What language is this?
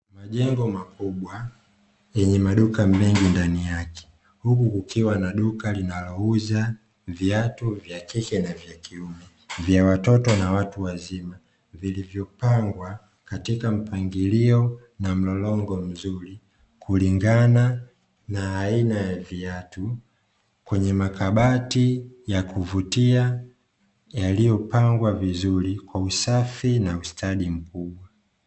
Swahili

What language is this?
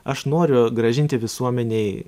Lithuanian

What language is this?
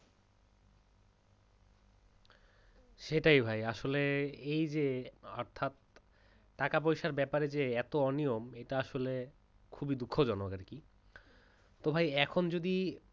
Bangla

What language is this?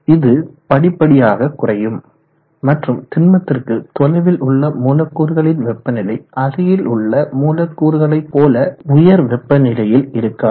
Tamil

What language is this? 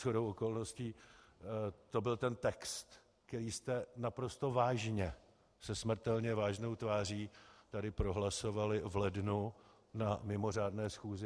Czech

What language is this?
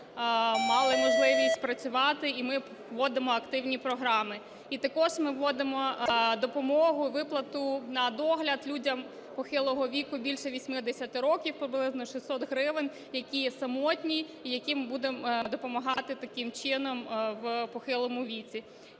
Ukrainian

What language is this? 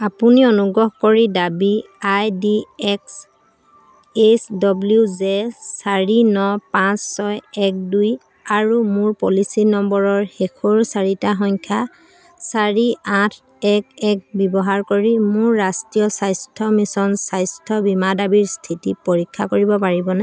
Assamese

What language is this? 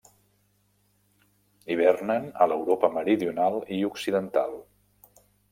Catalan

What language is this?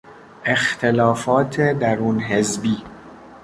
Persian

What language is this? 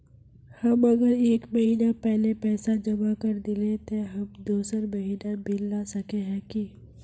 Magahi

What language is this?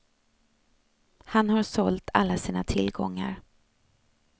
Swedish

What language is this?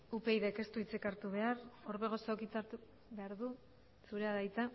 Basque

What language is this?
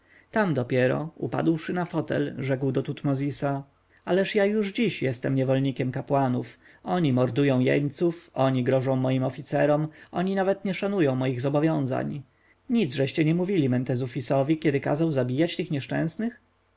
Polish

